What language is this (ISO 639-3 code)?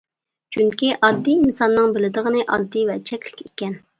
uig